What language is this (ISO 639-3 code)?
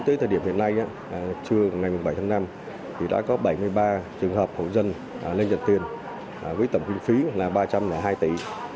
vie